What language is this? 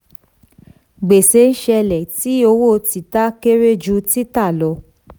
Yoruba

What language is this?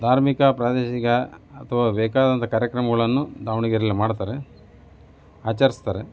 Kannada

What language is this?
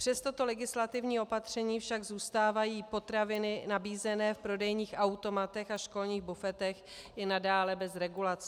Czech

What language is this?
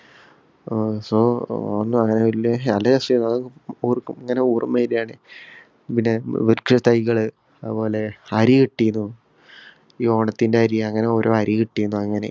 Malayalam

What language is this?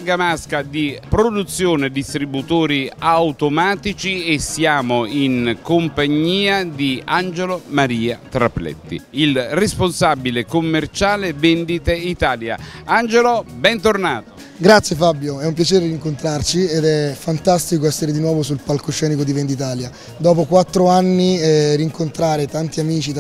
Italian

